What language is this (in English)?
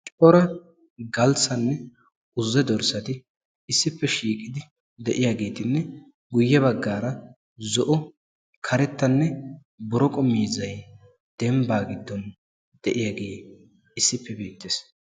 Wolaytta